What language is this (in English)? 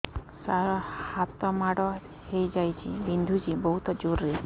Odia